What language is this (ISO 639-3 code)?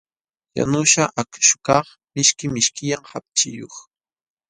qxw